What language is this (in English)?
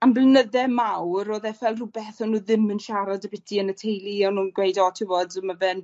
Welsh